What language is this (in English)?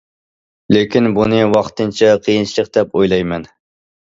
Uyghur